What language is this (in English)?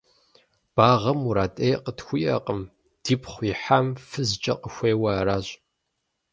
Kabardian